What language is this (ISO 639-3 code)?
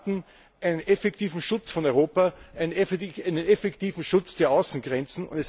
deu